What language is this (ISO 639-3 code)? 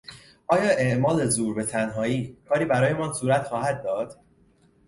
fas